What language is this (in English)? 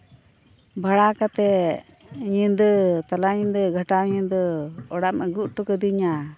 Santali